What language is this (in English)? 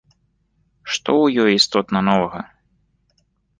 Belarusian